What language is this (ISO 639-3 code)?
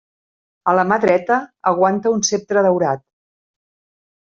cat